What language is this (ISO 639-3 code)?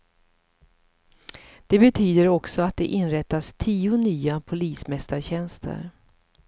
swe